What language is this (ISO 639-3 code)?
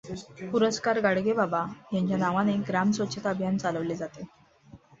mar